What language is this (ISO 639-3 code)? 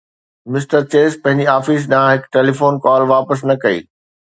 snd